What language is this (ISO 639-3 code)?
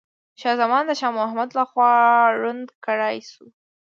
pus